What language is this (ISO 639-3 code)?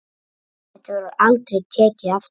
isl